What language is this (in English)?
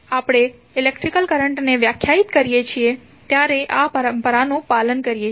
Gujarati